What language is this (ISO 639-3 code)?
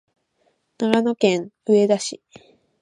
jpn